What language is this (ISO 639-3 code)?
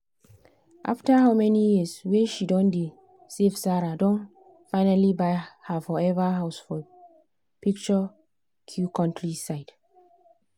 pcm